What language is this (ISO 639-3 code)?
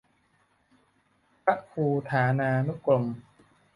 tha